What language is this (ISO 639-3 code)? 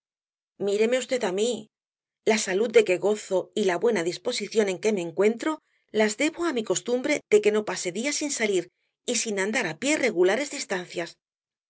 spa